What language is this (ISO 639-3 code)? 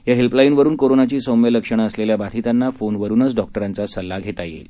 mar